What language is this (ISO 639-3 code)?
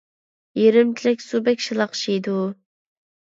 uig